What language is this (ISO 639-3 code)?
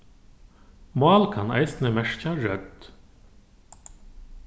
fao